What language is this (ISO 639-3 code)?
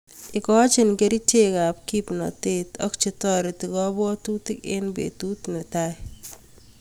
kln